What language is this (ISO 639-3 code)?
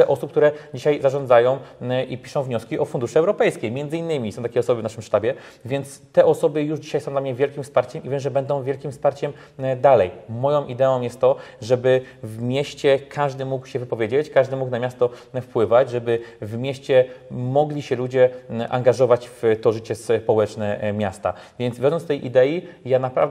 pol